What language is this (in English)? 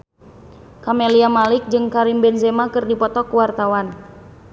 Sundanese